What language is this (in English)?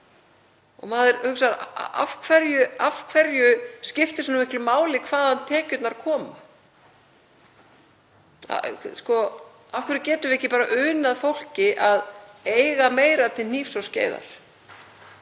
Icelandic